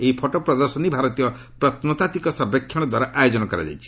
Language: Odia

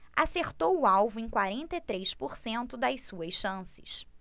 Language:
Portuguese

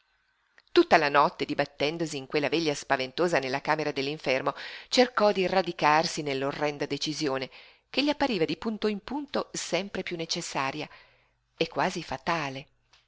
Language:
Italian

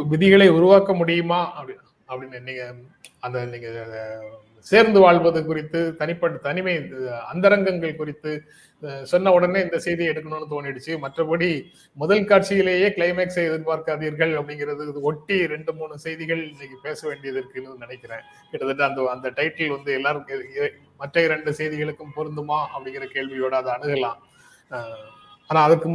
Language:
Tamil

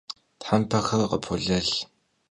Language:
Kabardian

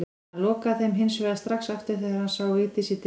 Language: Icelandic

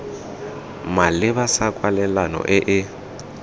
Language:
Tswana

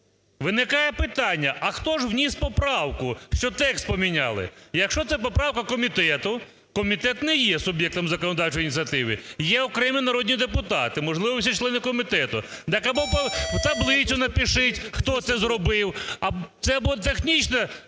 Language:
Ukrainian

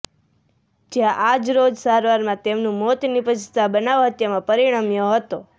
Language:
Gujarati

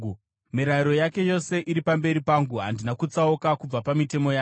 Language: Shona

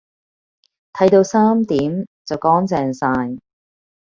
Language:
Cantonese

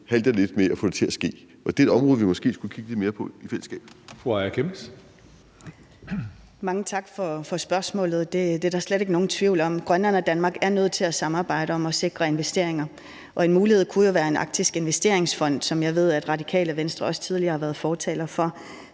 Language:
Danish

